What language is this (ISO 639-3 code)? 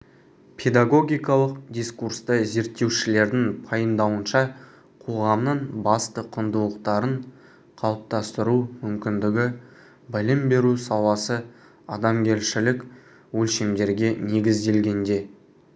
kaz